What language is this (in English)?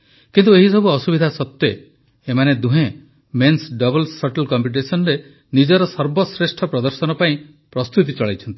Odia